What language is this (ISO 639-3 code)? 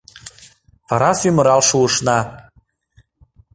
chm